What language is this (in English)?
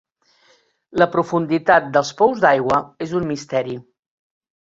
Catalan